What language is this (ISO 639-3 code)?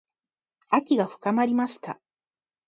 jpn